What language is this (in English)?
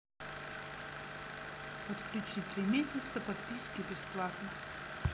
Russian